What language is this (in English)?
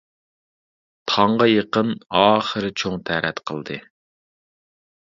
Uyghur